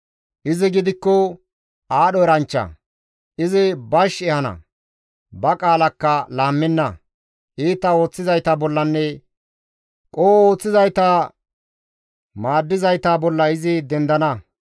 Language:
Gamo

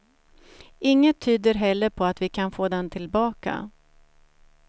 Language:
Swedish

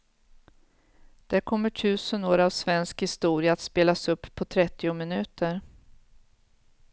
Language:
Swedish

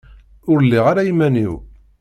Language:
Kabyle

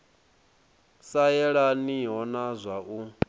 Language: Venda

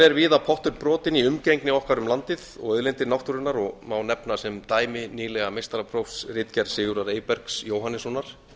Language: Icelandic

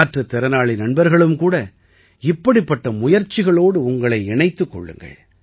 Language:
Tamil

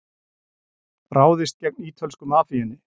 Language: Icelandic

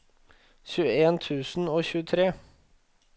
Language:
Norwegian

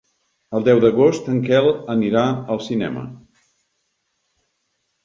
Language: Catalan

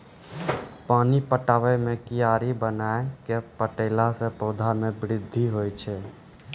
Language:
Maithili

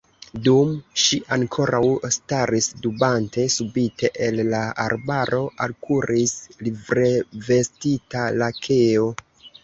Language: Esperanto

